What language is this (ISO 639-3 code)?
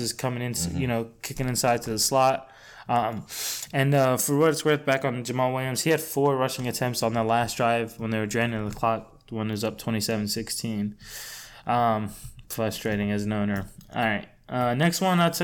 eng